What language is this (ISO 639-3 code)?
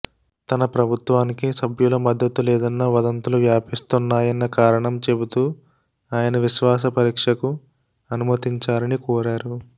tel